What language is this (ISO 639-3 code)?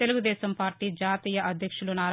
tel